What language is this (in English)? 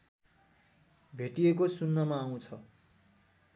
Nepali